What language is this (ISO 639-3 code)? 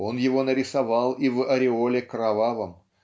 rus